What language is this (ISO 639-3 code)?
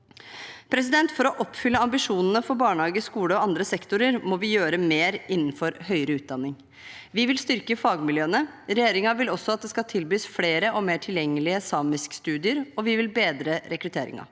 nor